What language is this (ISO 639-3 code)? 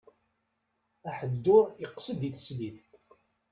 kab